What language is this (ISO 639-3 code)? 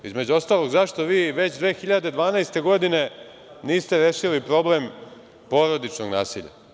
srp